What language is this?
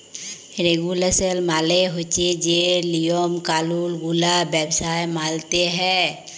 Bangla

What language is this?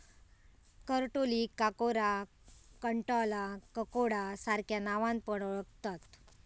Marathi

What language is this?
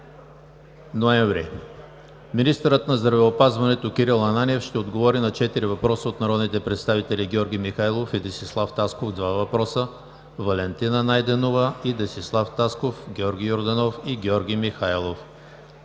Bulgarian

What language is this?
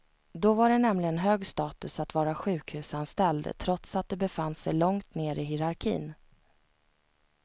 Swedish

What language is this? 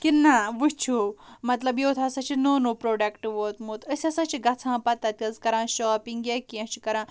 Kashmiri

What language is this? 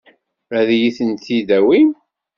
Kabyle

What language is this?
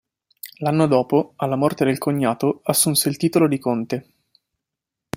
Italian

